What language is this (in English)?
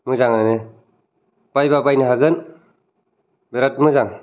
Bodo